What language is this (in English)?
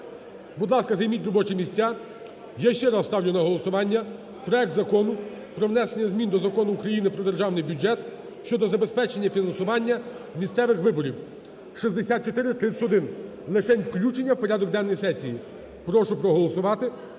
Ukrainian